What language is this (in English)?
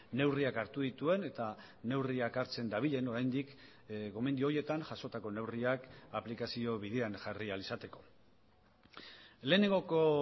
Basque